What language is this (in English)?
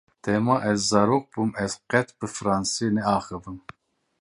Kurdish